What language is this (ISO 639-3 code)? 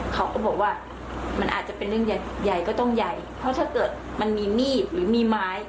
tha